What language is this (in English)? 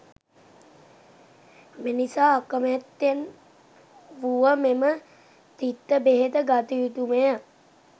Sinhala